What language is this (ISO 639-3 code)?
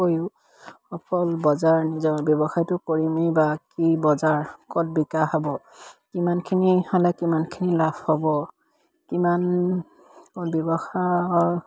asm